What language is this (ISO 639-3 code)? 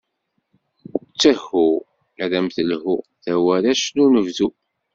kab